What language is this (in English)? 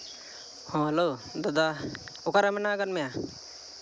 Santali